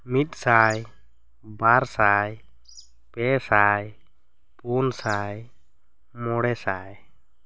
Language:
Santali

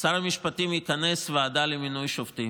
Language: Hebrew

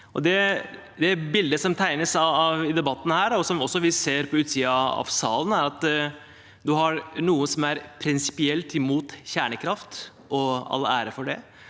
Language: Norwegian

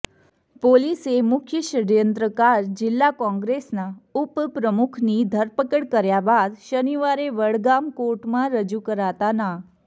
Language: Gujarati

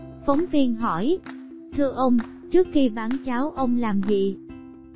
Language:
Vietnamese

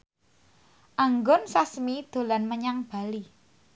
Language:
Javanese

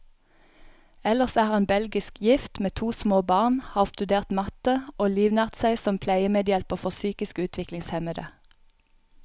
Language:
Norwegian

